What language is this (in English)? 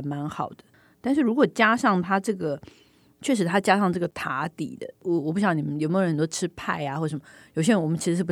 Chinese